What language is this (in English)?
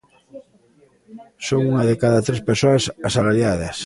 Galician